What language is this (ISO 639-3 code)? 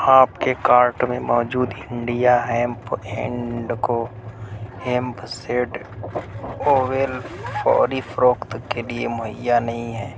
urd